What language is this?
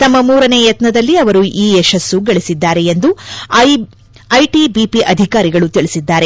Kannada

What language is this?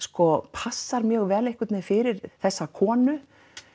Icelandic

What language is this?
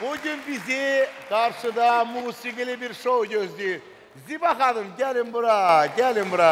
Turkish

